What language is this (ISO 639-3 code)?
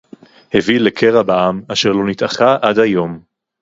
heb